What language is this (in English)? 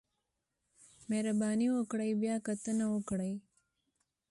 Pashto